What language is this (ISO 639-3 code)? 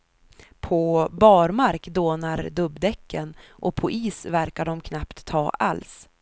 swe